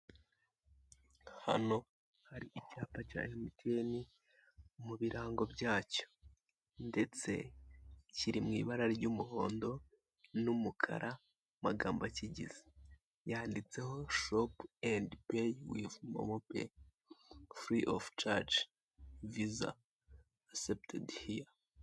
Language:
Kinyarwanda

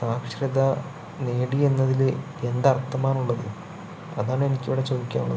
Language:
Malayalam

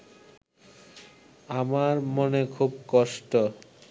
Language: Bangla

